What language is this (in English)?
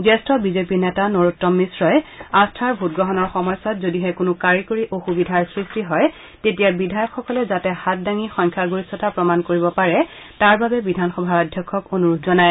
Assamese